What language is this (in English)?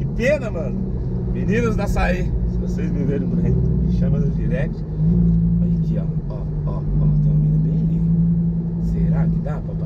Portuguese